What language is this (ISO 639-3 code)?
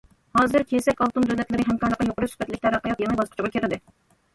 uig